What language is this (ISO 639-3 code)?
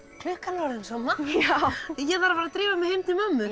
isl